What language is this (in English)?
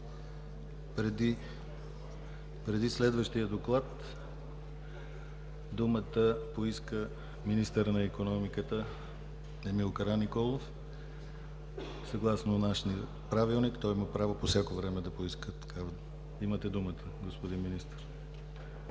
Bulgarian